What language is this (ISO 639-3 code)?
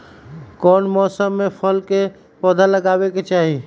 mag